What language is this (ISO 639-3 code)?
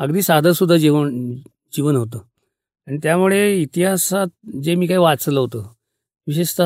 mar